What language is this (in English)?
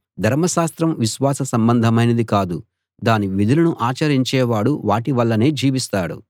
Telugu